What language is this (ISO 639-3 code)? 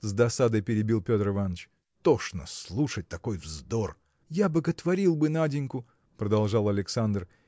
rus